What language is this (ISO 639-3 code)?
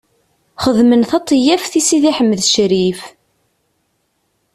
kab